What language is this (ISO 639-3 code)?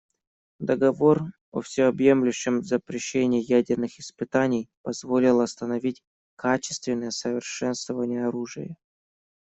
rus